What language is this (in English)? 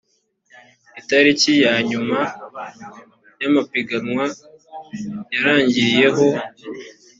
Kinyarwanda